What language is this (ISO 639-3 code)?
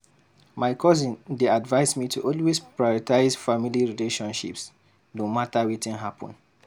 pcm